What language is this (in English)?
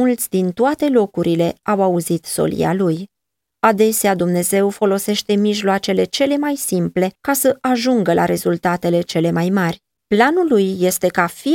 Romanian